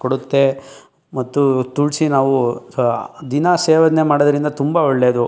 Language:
Kannada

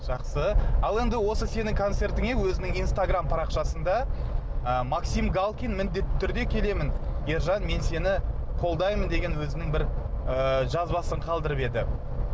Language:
Kazakh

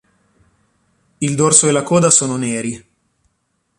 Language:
Italian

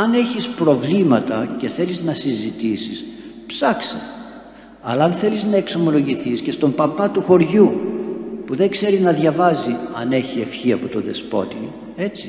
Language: Greek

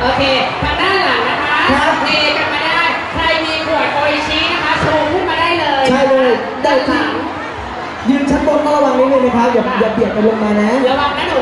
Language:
Thai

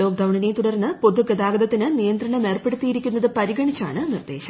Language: Malayalam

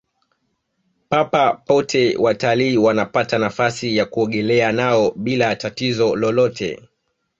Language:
Swahili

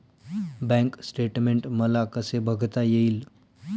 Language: Marathi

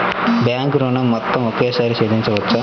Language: Telugu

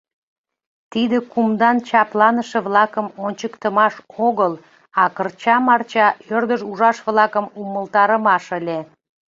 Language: Mari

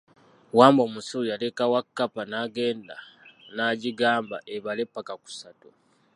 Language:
Ganda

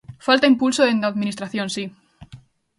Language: Galician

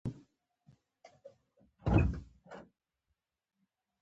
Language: Pashto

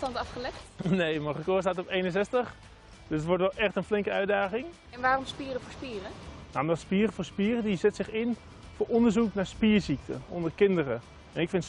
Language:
Dutch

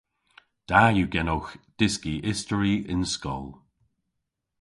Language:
Cornish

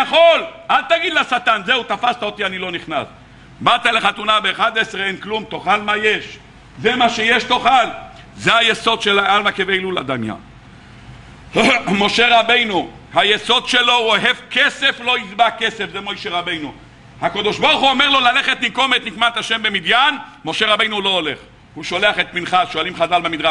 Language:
Hebrew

